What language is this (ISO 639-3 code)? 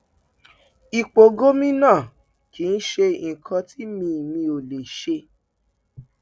yor